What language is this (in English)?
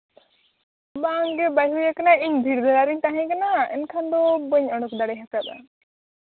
Santali